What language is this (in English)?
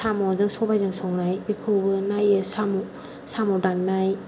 Bodo